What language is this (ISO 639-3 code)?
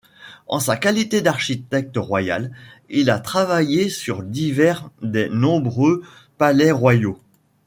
fra